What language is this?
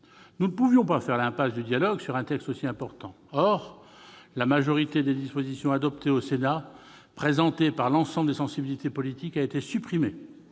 French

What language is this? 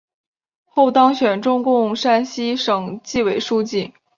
Chinese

